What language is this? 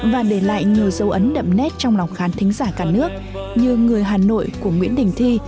Vietnamese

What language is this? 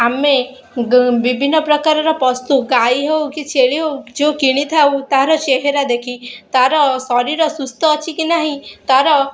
Odia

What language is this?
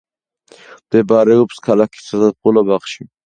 Georgian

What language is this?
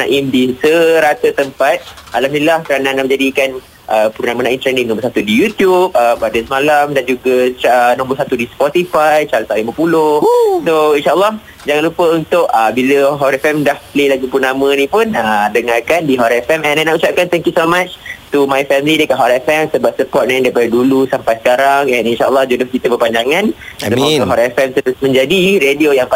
Malay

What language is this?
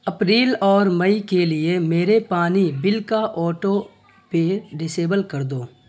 Urdu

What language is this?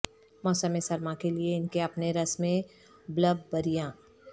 Urdu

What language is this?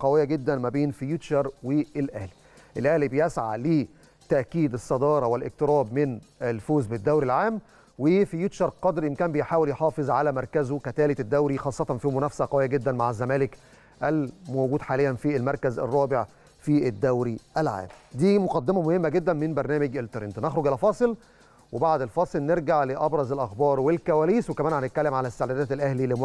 Arabic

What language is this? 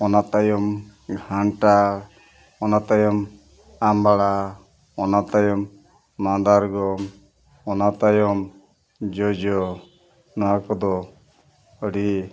Santali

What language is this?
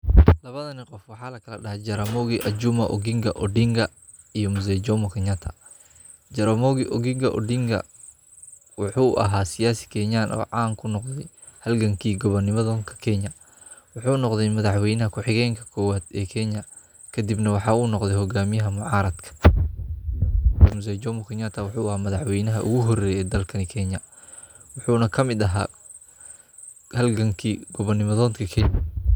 Somali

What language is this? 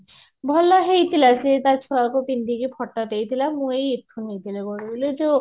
Odia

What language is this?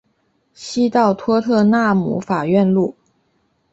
Chinese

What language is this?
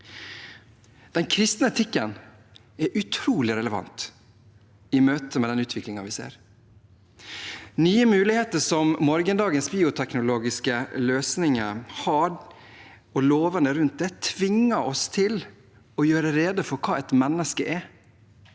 Norwegian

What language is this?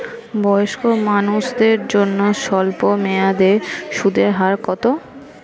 Bangla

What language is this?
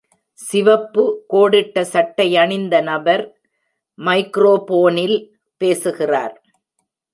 Tamil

